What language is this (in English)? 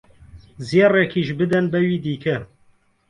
Central Kurdish